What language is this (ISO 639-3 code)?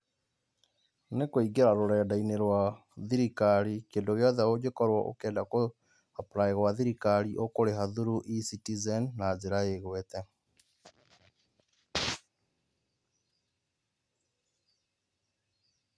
kik